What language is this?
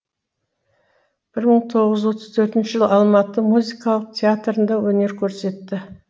Kazakh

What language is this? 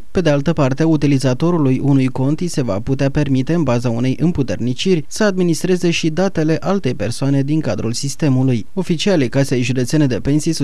Romanian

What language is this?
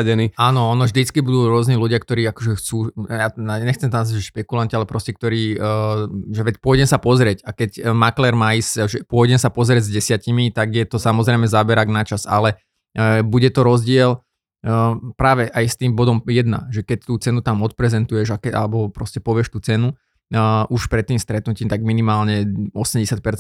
Slovak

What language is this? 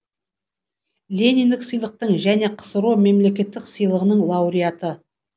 Kazakh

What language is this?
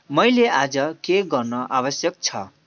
Nepali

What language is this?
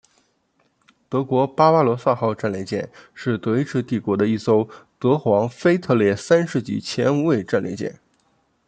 Chinese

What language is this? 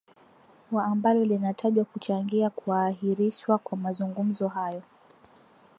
Swahili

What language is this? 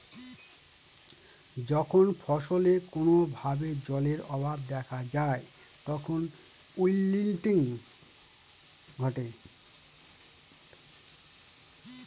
Bangla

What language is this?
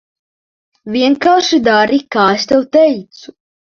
Latvian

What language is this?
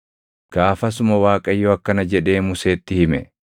Oromo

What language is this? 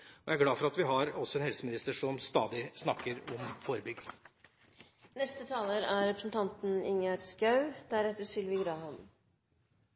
Norwegian Bokmål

